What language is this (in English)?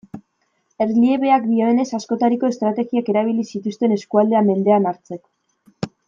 Basque